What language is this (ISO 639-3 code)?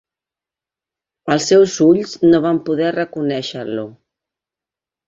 cat